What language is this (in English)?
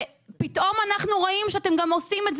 Hebrew